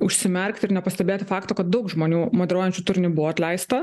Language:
Lithuanian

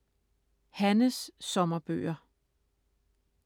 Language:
Danish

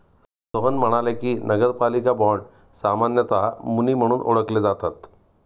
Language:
Marathi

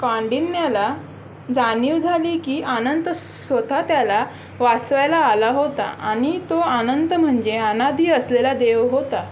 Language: Marathi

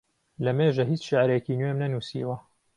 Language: Central Kurdish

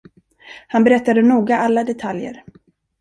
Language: Swedish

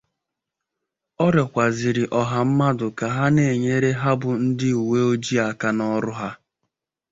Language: Igbo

